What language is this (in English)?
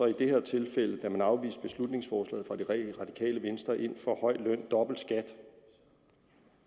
Danish